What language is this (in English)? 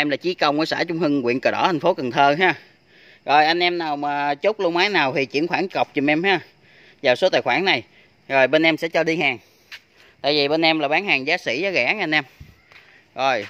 Vietnamese